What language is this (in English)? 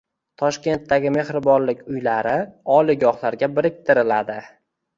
Uzbek